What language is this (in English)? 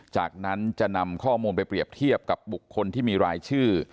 Thai